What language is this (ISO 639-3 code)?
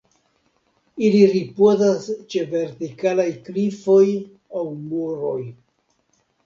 epo